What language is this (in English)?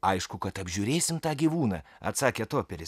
Lithuanian